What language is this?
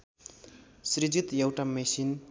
Nepali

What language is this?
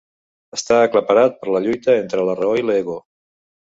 Catalan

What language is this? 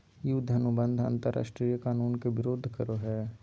Magahi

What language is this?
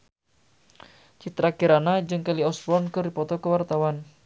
Sundanese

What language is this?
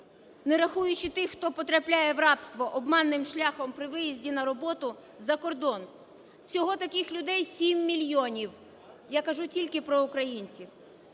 Ukrainian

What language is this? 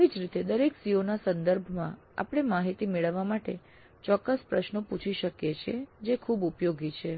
Gujarati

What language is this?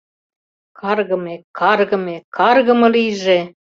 Mari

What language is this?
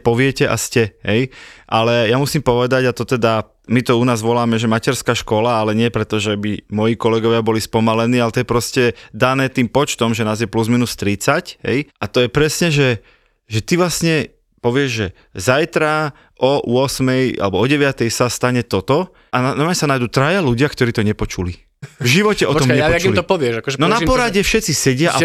Slovak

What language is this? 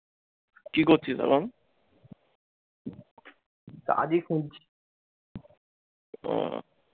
Bangla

